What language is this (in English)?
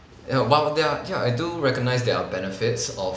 English